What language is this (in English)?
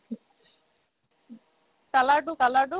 Assamese